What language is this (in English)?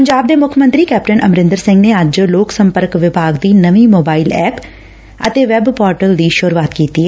Punjabi